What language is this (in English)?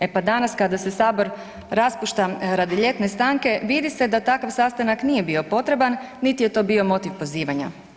Croatian